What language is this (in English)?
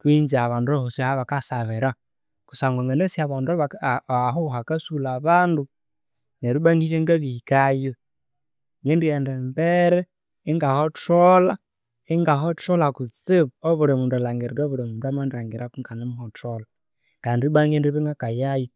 Konzo